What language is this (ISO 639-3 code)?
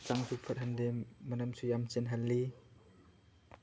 mni